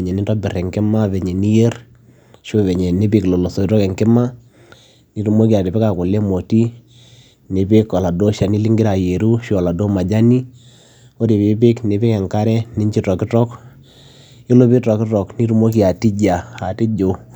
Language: Masai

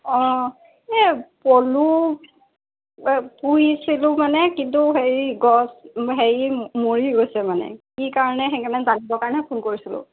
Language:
Assamese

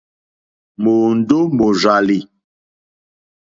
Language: Mokpwe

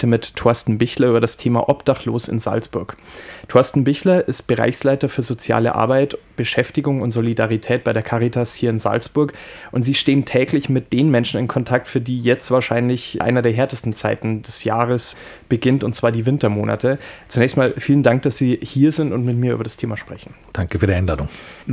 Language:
German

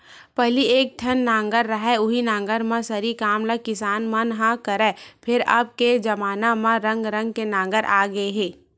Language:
Chhattisgarhi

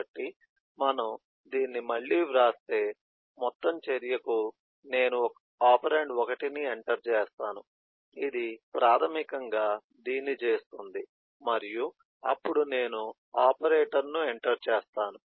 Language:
Telugu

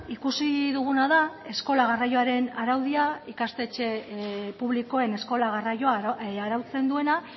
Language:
Basque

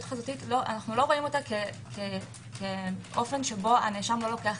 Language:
Hebrew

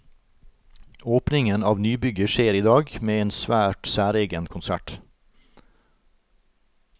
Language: Norwegian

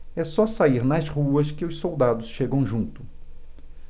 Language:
Portuguese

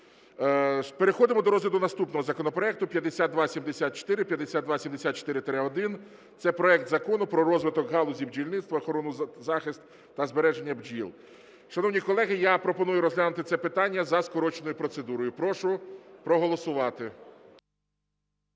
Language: Ukrainian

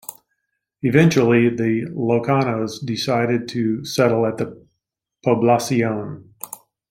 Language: English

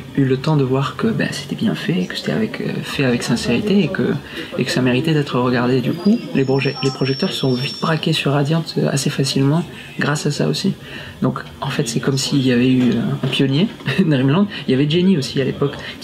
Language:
French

